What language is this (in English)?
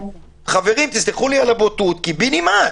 Hebrew